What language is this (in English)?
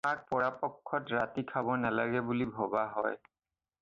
Assamese